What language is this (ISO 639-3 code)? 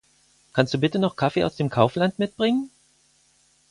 deu